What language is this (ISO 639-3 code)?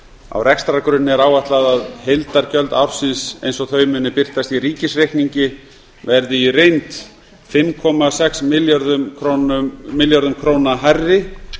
isl